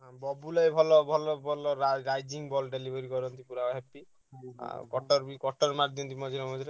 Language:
Odia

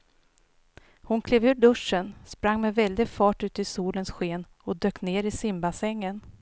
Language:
Swedish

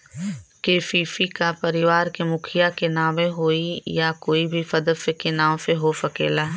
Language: Bhojpuri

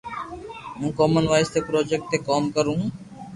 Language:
Loarki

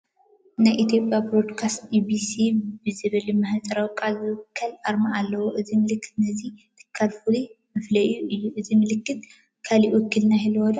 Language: Tigrinya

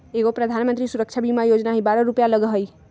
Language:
Magahi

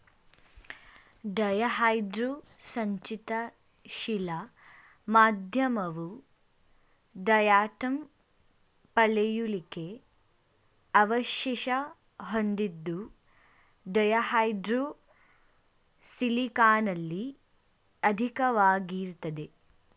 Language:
Kannada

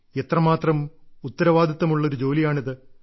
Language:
Malayalam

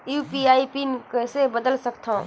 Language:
Chhattisgarhi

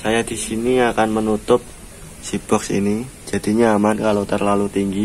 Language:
Indonesian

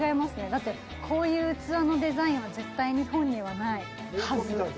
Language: Japanese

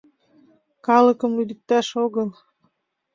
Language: Mari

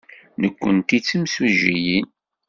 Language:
Kabyle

